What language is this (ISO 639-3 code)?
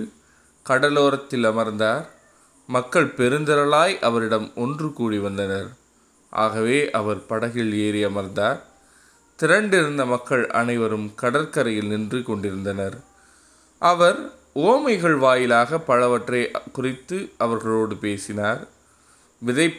tam